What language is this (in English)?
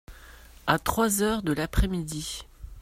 French